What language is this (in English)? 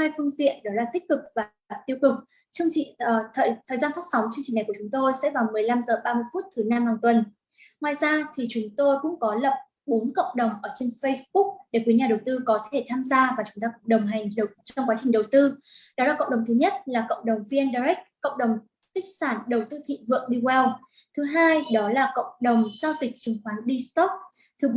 Vietnamese